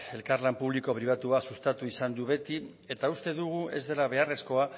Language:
Basque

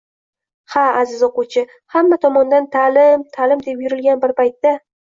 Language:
Uzbek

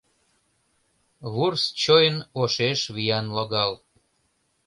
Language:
Mari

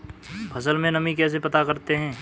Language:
Hindi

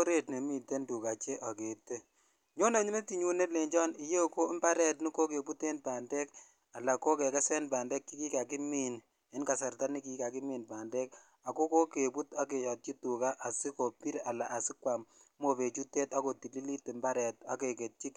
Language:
Kalenjin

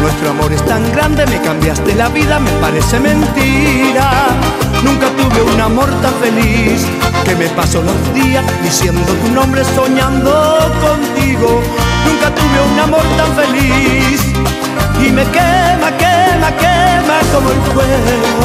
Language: Arabic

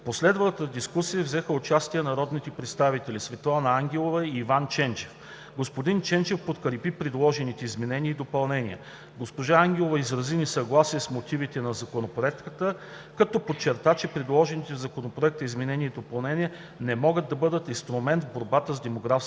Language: Bulgarian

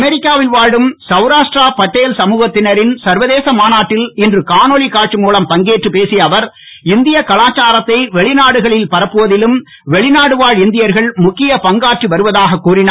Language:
Tamil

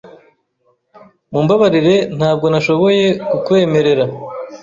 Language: Kinyarwanda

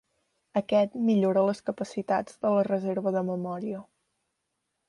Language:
Catalan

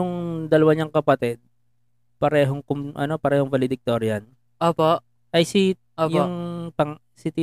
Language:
Filipino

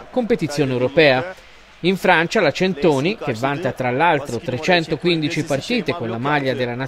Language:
Italian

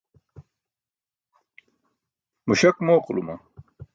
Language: Burushaski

